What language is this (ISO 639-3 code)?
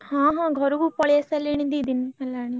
ori